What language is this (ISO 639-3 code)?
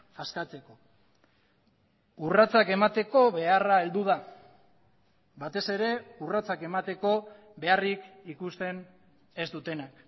eus